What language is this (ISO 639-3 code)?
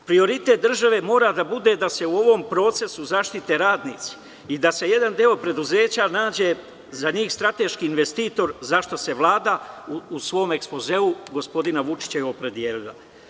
srp